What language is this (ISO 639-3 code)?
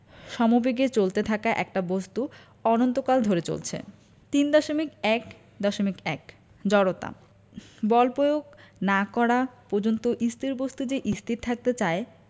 ben